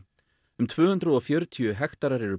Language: Icelandic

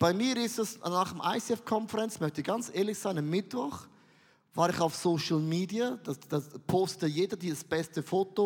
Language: German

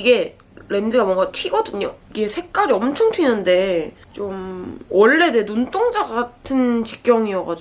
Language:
Korean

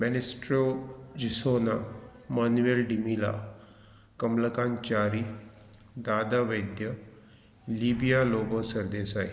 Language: Konkani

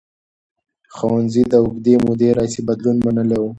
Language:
Pashto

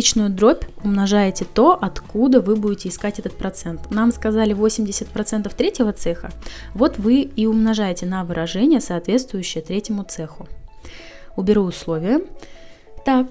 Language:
Russian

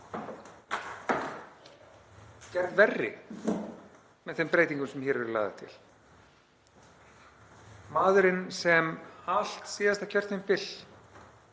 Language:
Icelandic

